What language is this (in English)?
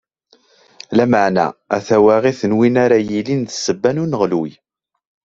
Kabyle